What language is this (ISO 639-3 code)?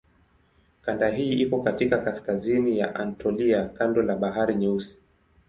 swa